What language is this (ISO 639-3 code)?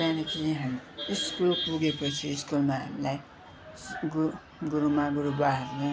nep